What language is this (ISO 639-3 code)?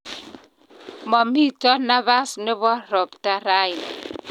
kln